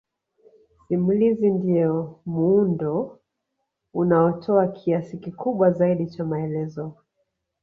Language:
Swahili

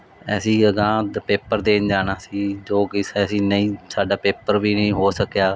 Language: Punjabi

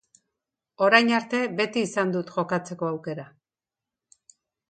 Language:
Basque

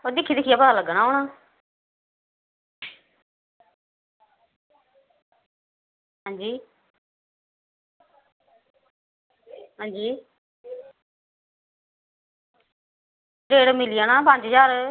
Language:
Dogri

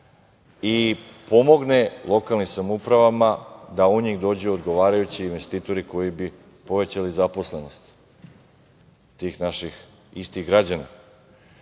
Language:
Serbian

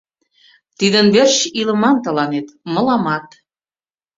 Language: Mari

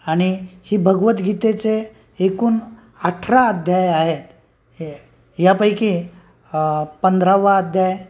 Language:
Marathi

